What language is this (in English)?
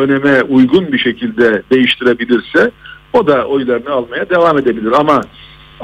Turkish